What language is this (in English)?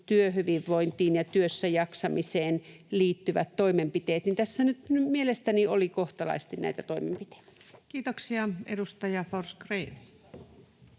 Finnish